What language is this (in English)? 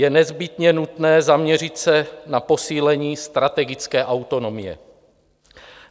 Czech